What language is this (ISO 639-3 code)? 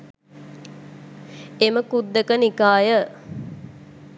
sin